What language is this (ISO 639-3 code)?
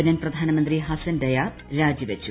mal